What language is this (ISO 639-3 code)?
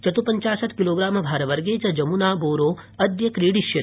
san